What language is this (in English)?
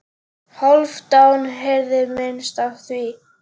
Icelandic